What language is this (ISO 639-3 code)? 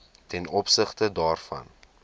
afr